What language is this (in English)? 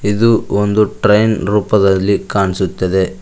Kannada